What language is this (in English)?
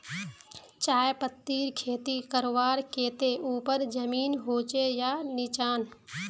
Magahi